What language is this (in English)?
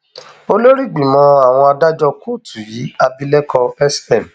Yoruba